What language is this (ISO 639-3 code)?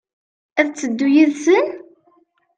kab